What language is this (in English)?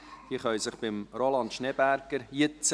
Swiss German